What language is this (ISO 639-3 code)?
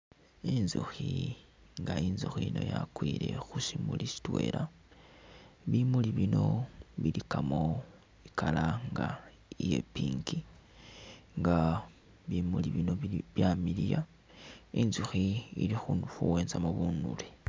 myx